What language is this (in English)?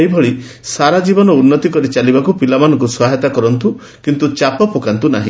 Odia